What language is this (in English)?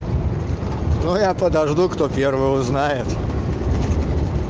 Russian